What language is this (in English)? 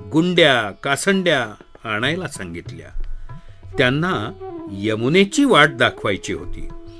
Marathi